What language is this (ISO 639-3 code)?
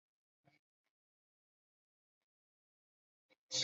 zho